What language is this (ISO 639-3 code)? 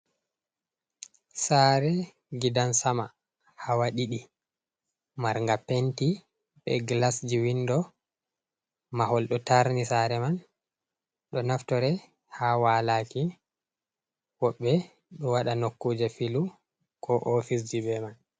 ful